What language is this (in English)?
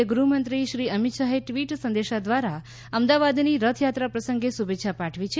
Gujarati